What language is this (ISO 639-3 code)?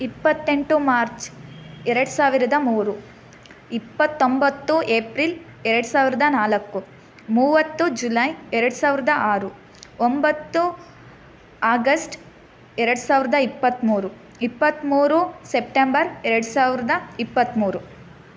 kan